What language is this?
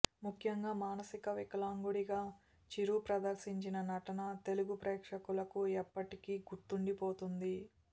Telugu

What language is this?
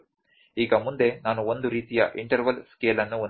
Kannada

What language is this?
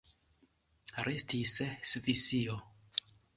Esperanto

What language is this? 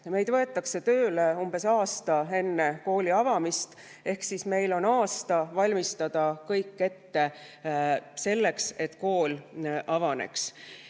Estonian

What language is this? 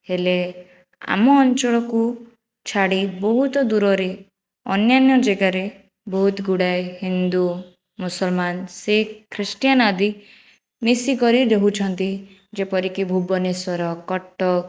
Odia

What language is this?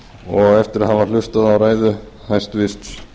Icelandic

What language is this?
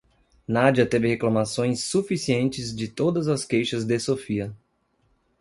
Portuguese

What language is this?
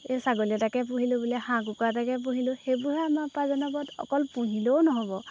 Assamese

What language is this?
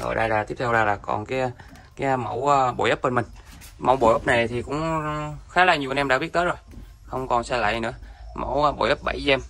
Vietnamese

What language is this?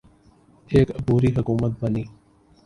Urdu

